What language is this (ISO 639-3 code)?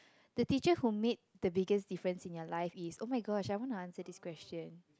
eng